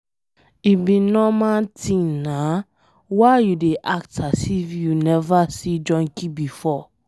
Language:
Nigerian Pidgin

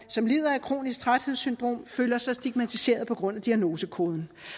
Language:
Danish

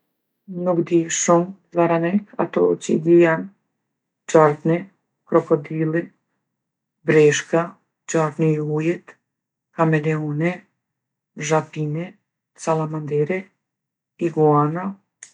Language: Gheg Albanian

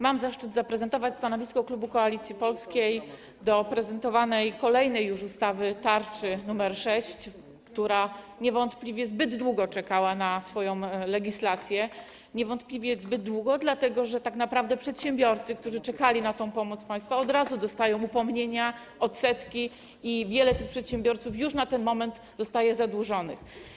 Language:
Polish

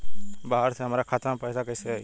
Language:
Bhojpuri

